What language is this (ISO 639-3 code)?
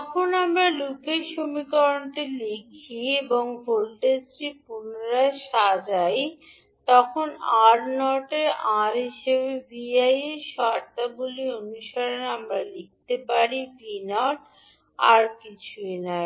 ben